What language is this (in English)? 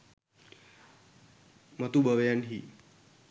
Sinhala